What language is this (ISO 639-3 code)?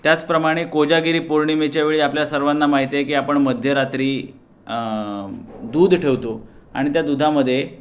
mar